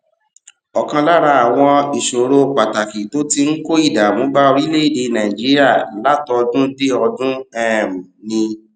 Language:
Yoruba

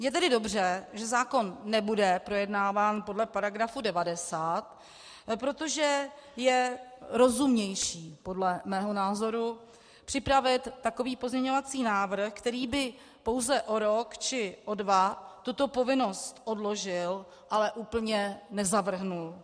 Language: Czech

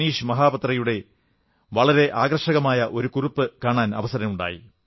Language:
Malayalam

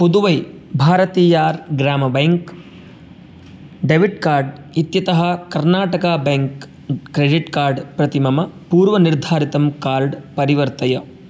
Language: Sanskrit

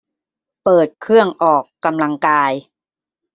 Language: Thai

